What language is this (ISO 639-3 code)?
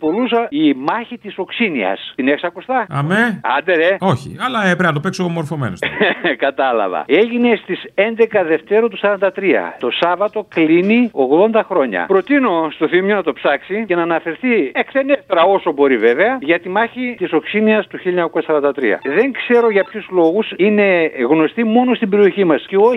ell